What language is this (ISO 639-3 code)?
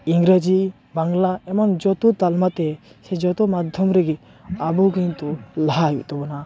sat